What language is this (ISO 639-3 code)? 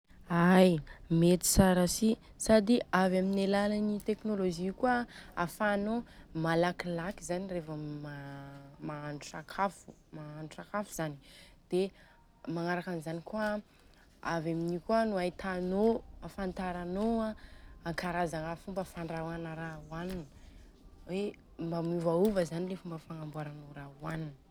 bzc